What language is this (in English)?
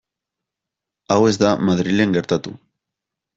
Basque